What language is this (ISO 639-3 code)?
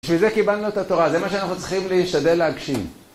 heb